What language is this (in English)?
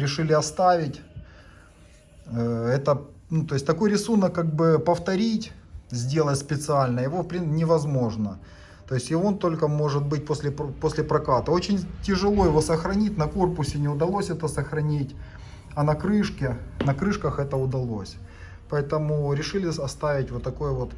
Russian